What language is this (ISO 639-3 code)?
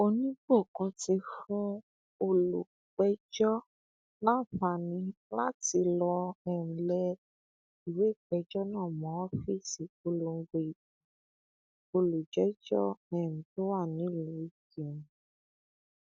yor